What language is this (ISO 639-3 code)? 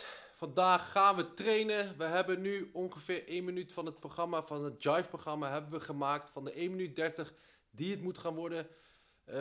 nld